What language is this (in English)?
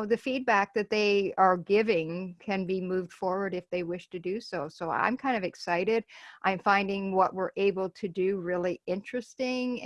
English